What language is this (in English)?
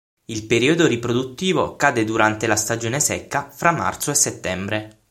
Italian